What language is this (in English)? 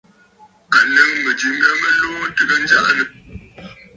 Bafut